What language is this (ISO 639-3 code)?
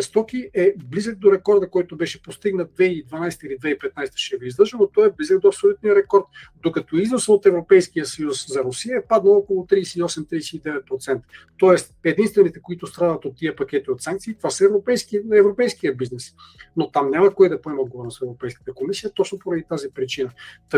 bul